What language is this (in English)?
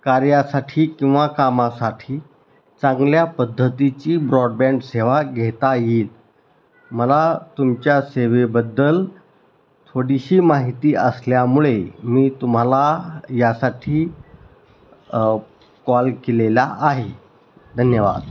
Marathi